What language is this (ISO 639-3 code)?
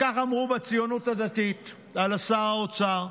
heb